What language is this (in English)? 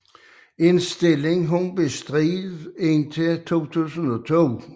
Danish